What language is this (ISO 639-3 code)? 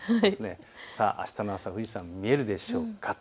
jpn